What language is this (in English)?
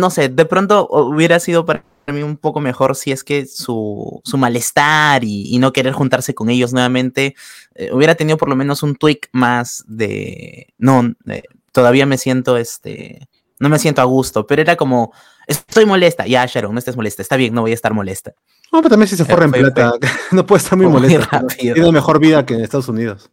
Spanish